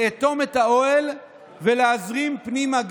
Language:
Hebrew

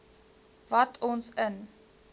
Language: Afrikaans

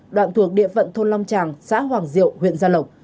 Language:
Vietnamese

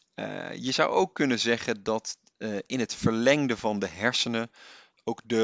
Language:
Dutch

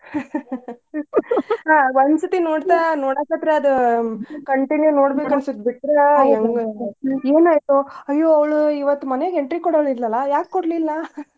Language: Kannada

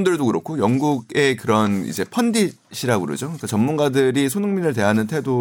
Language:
Korean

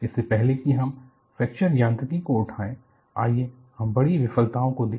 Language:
Hindi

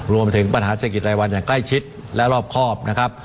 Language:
Thai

